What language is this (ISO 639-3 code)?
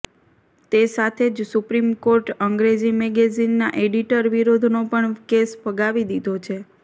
guj